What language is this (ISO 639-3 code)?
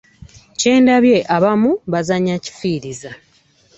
lug